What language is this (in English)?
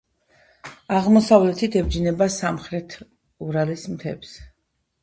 Georgian